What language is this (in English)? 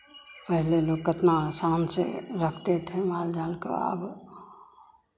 Hindi